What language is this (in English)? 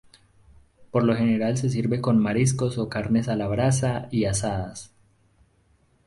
Spanish